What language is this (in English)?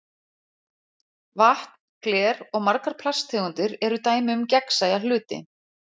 Icelandic